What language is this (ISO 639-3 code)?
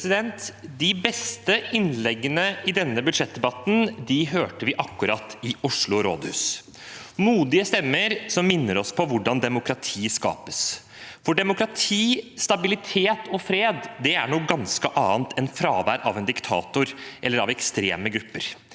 nor